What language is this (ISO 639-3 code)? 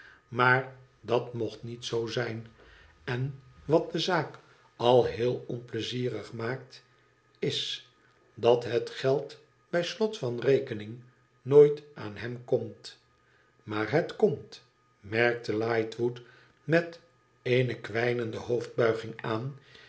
nld